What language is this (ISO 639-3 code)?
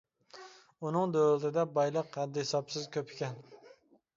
uig